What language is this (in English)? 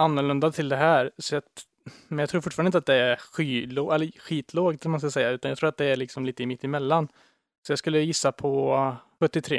Swedish